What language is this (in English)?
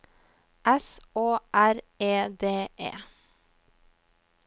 Norwegian